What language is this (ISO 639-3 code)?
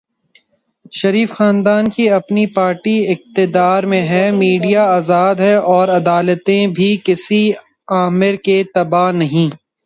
urd